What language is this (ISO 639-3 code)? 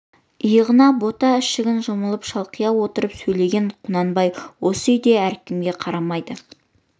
kaz